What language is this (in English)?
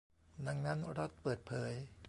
Thai